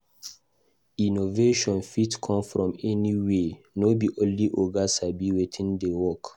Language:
Nigerian Pidgin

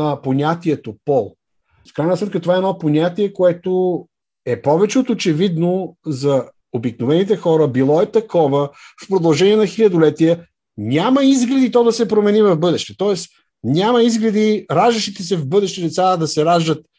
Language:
Bulgarian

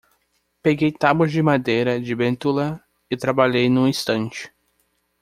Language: Portuguese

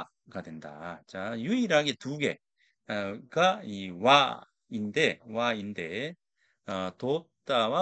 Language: Korean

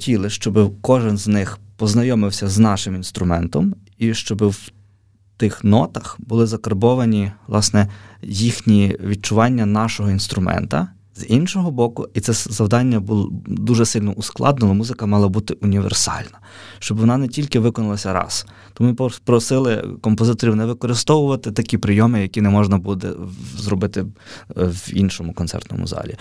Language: Ukrainian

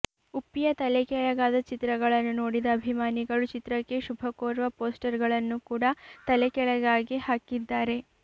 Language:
Kannada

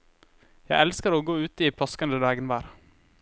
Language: Norwegian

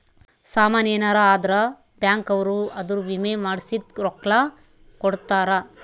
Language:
Kannada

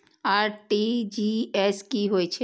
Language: Maithili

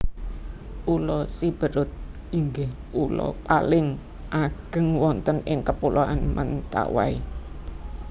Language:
Javanese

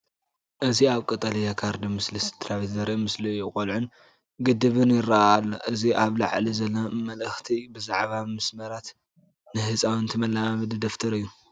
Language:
Tigrinya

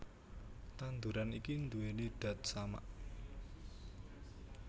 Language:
Javanese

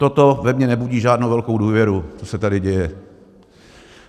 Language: Czech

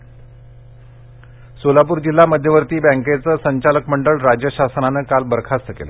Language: Marathi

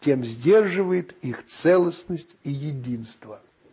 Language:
Russian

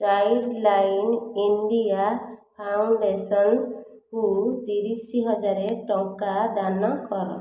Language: Odia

